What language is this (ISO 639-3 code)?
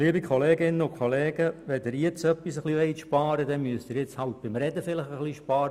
gsw